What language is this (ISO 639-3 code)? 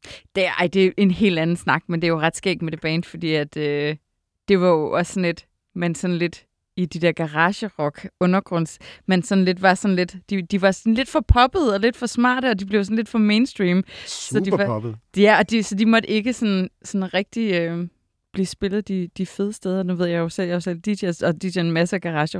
dan